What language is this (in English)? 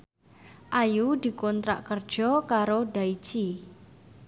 Javanese